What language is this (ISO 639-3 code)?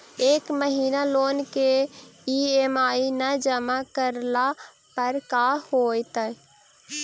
mag